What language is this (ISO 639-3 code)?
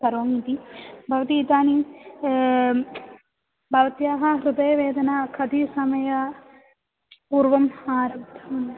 san